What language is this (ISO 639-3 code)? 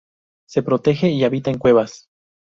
spa